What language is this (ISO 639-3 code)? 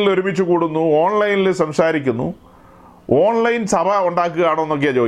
mal